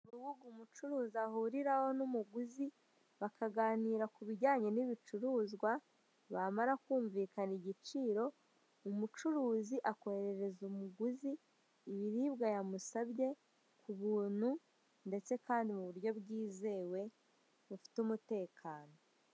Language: Kinyarwanda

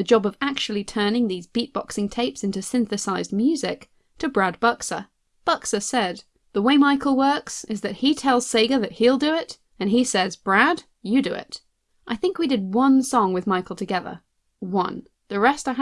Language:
English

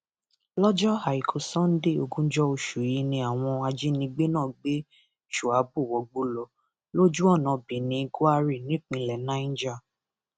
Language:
Yoruba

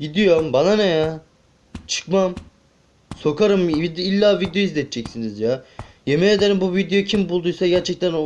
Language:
Turkish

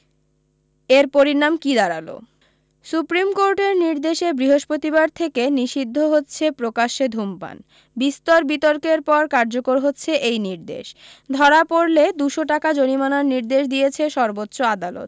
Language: Bangla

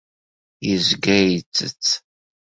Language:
Kabyle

